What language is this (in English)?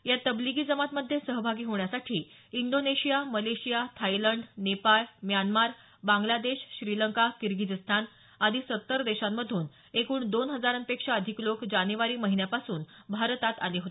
Marathi